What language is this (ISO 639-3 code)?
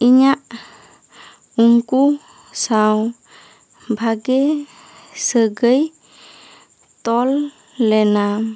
sat